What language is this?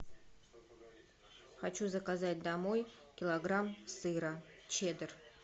Russian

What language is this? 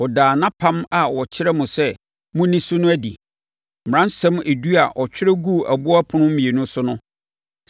Akan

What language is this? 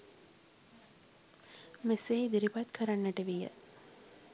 Sinhala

